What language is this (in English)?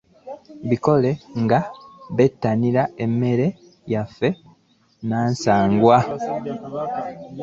Ganda